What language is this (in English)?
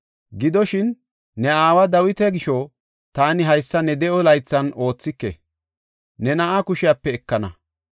Gofa